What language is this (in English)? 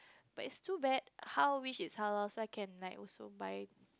English